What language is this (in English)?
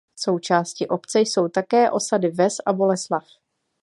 Czech